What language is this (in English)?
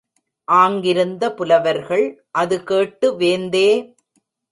Tamil